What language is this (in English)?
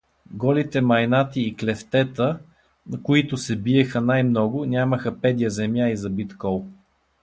Bulgarian